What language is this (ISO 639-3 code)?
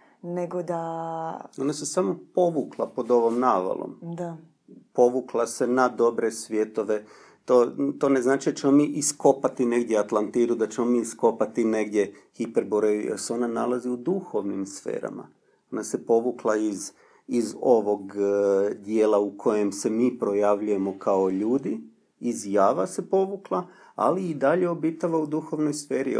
hrv